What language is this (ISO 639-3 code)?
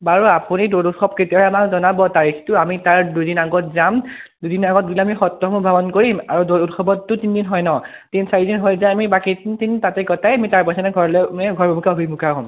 asm